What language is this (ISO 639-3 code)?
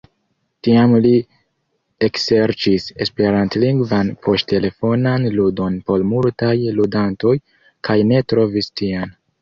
epo